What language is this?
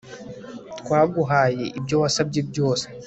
Kinyarwanda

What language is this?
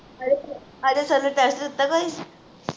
Punjabi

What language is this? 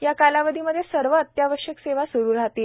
Marathi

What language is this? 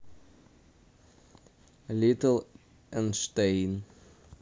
Russian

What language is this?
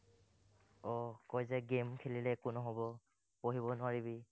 Assamese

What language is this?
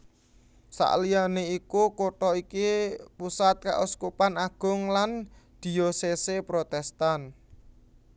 Javanese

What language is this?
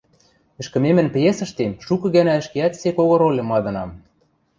Western Mari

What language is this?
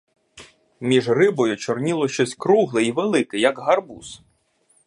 Ukrainian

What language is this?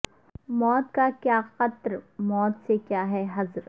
Urdu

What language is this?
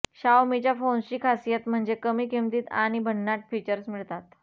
Marathi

